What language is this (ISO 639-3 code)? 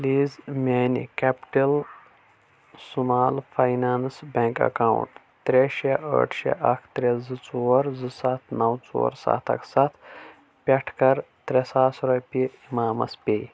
kas